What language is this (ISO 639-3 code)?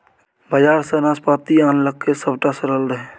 mai